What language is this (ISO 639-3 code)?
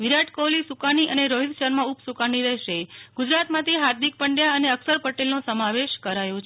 guj